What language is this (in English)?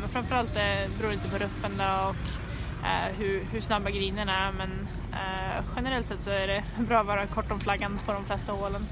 Swedish